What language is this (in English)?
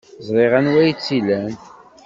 Kabyle